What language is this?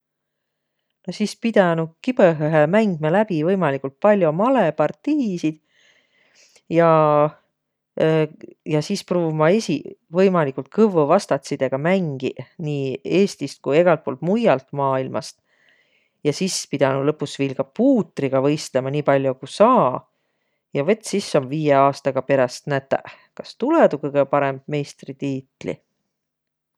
Võro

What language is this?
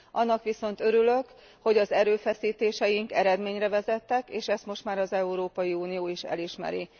Hungarian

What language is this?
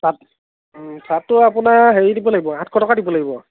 Assamese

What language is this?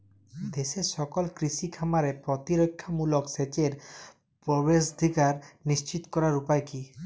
Bangla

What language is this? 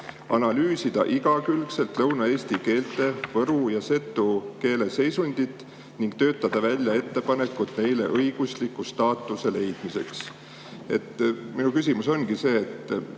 Estonian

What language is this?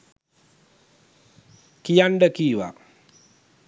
Sinhala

